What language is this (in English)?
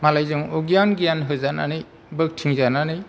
Bodo